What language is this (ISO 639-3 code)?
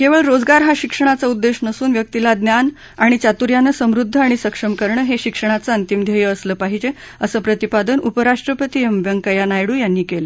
mar